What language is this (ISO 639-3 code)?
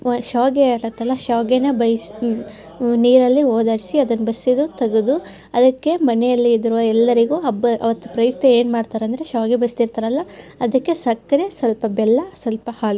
kan